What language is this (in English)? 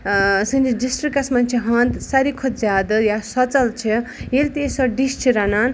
Kashmiri